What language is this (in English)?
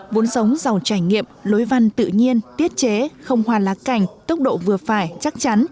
Vietnamese